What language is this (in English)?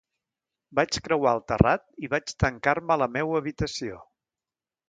Catalan